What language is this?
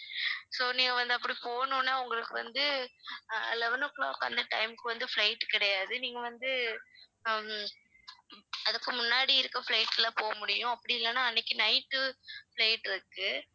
Tamil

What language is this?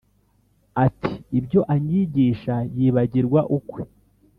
Kinyarwanda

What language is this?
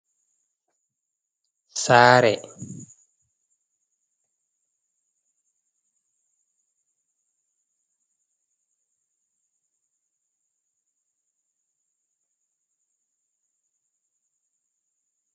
Fula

